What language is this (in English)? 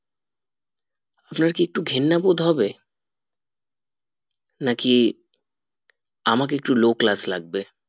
Bangla